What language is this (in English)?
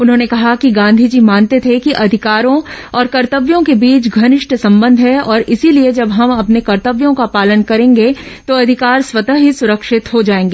Hindi